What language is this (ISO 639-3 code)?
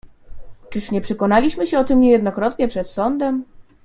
pol